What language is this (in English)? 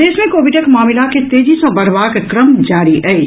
Maithili